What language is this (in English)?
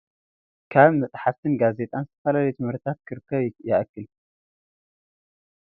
Tigrinya